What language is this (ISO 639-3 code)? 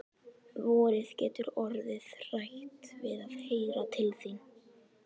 isl